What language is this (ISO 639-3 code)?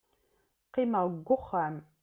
kab